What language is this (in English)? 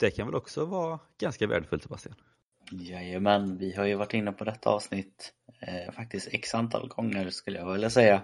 Swedish